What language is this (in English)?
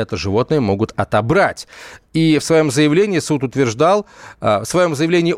Russian